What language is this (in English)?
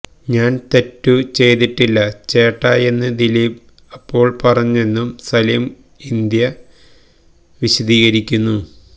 Malayalam